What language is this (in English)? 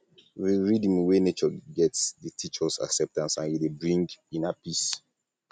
Nigerian Pidgin